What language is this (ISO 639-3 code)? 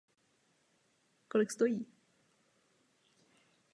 ces